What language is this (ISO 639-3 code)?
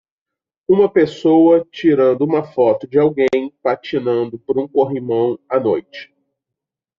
por